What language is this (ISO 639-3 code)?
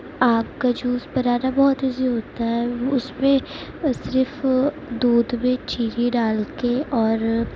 urd